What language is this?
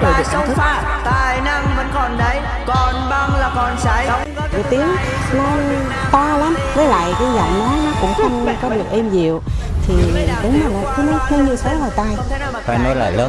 Vietnamese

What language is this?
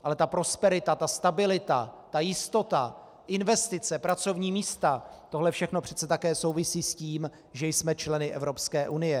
Czech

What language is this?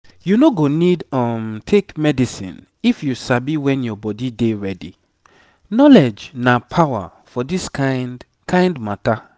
Nigerian Pidgin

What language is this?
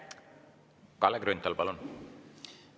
Estonian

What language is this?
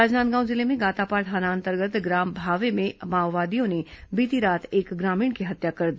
Hindi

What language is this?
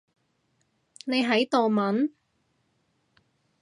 Cantonese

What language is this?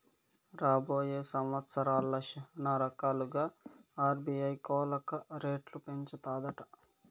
Telugu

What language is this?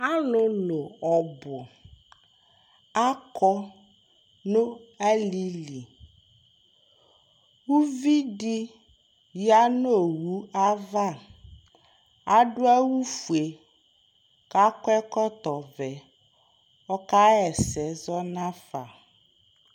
Ikposo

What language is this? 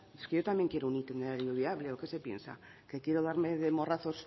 Spanish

